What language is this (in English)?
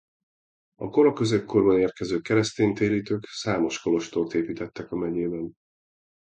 Hungarian